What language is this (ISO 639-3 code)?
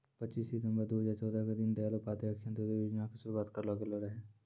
mai